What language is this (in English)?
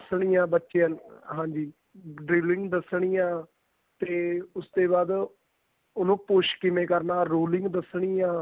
Punjabi